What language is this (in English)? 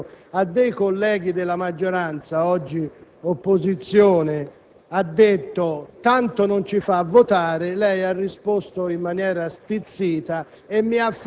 Italian